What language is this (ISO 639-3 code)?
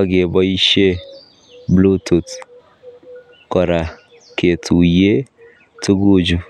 kln